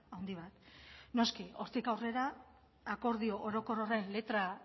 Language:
Basque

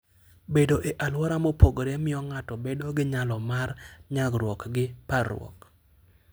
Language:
Luo (Kenya and Tanzania)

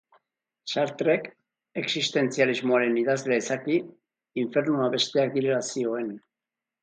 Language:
Basque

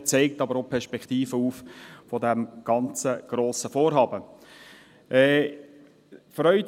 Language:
Swiss German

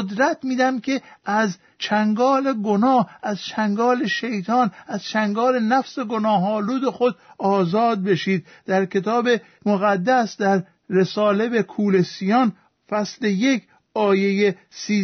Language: Persian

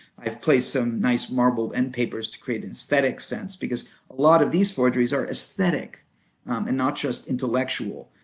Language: English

